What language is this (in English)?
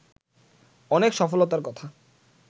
Bangla